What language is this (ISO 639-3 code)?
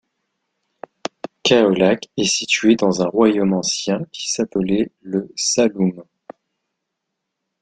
fra